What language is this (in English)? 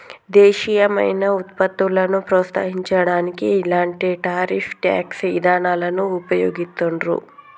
Telugu